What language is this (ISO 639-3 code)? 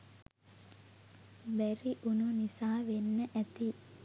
sin